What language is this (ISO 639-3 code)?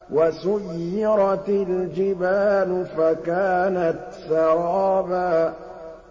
ara